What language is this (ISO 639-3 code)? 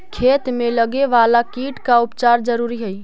mag